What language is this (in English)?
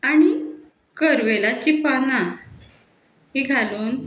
Konkani